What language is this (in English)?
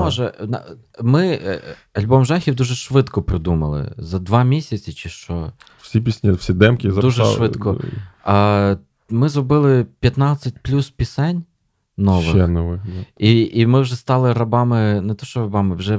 Ukrainian